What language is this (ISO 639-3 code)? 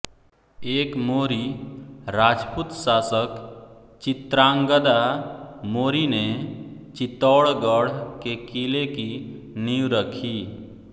hin